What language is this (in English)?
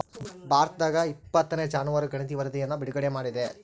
Kannada